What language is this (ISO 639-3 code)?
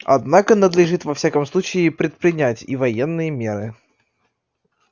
rus